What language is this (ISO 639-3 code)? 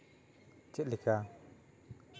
sat